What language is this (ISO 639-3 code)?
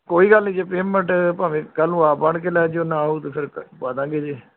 pan